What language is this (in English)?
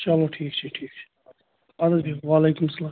Kashmiri